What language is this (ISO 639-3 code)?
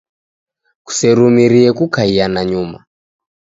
dav